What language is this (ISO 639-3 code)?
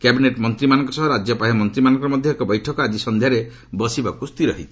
ori